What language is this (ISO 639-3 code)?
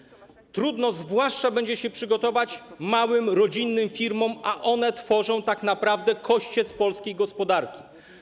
pol